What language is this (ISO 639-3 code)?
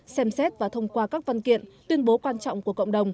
vie